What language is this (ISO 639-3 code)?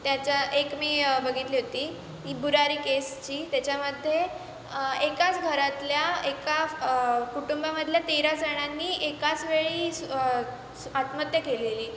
mar